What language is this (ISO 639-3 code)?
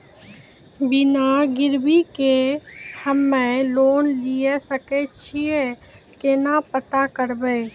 mai